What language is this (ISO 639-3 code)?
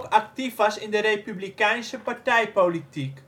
nld